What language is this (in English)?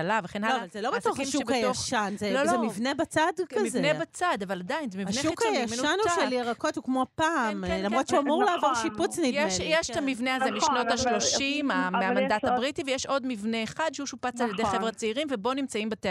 Hebrew